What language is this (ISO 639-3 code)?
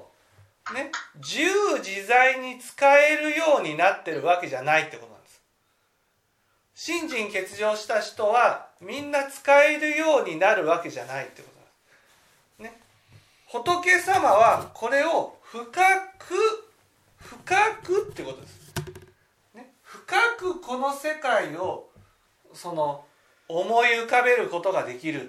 jpn